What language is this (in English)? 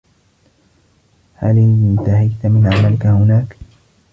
Arabic